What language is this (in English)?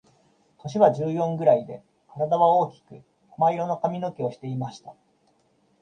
Japanese